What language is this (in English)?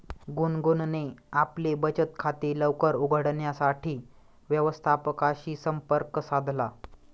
Marathi